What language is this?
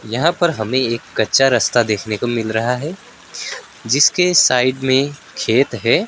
Hindi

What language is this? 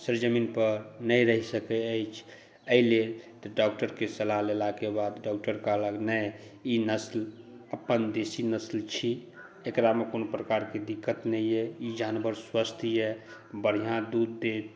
Maithili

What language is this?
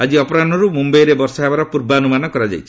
Odia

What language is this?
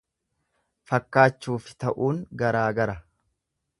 Oromo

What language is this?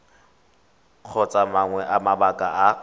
Tswana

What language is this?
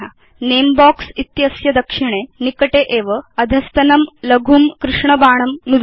Sanskrit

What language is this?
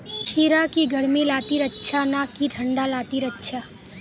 Magahi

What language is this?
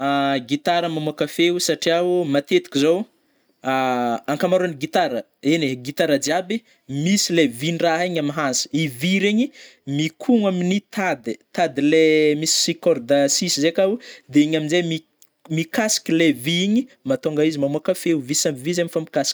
Northern Betsimisaraka Malagasy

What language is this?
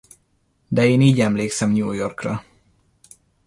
Hungarian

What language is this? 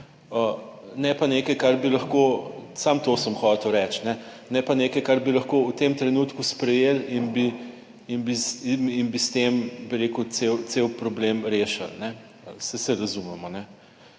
Slovenian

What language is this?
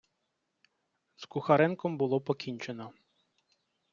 Ukrainian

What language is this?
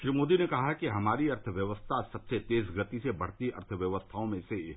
Hindi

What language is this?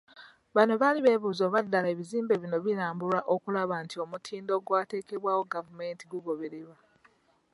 Ganda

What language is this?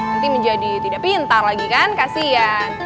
Indonesian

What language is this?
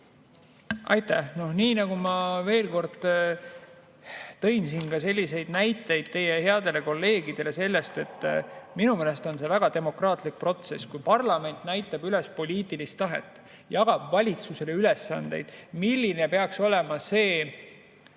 Estonian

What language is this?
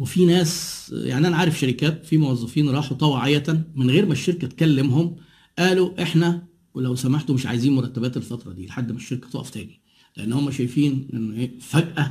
Arabic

